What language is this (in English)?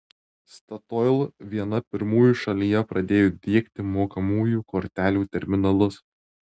Lithuanian